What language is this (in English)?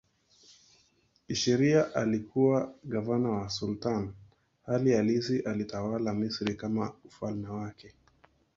Swahili